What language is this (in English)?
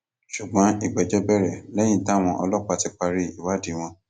Yoruba